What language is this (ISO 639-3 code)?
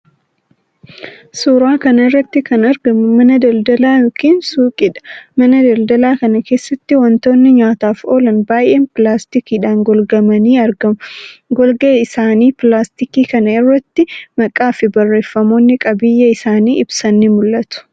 orm